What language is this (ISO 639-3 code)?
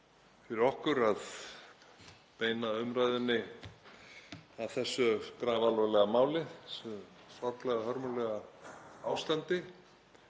isl